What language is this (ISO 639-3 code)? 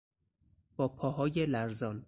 fas